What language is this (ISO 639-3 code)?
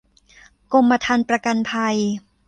tha